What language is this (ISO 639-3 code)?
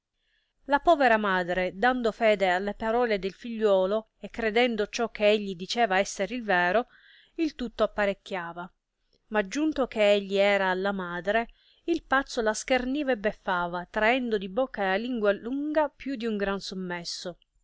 ita